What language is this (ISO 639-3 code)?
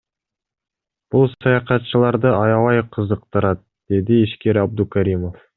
kir